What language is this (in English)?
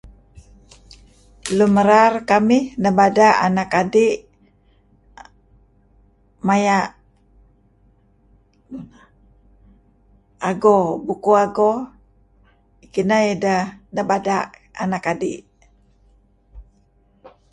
Kelabit